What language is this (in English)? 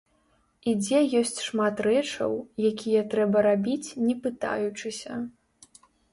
Belarusian